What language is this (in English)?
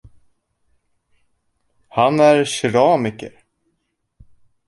Swedish